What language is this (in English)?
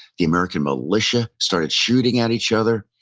English